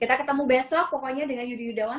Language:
Indonesian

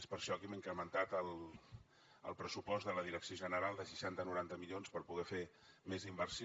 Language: Catalan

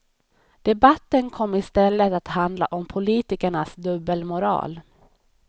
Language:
Swedish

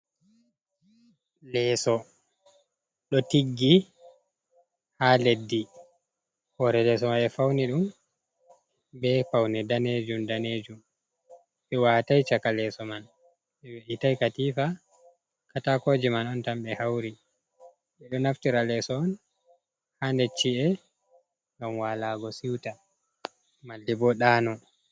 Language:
Fula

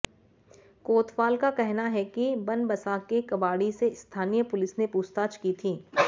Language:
Hindi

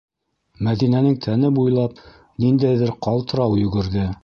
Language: Bashkir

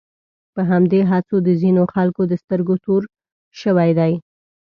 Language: Pashto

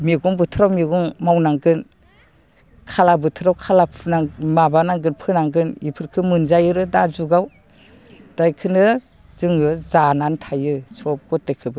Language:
Bodo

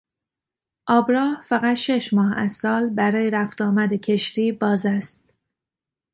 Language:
Persian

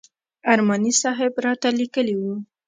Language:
Pashto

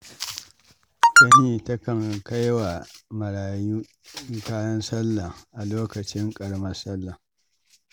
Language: Hausa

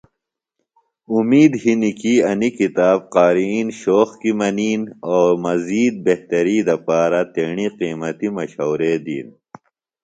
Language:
Phalura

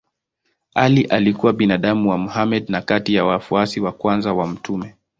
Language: Swahili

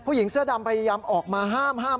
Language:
Thai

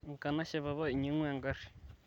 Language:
Masai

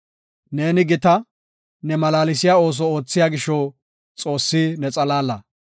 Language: Gofa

